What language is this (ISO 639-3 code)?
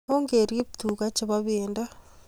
kln